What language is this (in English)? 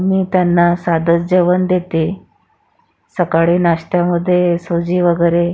Marathi